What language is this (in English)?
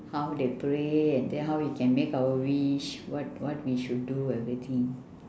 English